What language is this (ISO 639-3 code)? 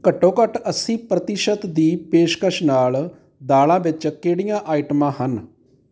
pan